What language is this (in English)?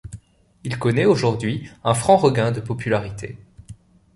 French